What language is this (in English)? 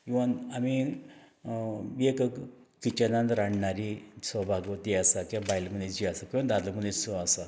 Konkani